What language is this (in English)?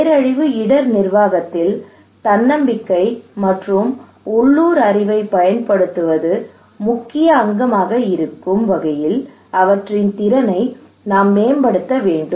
Tamil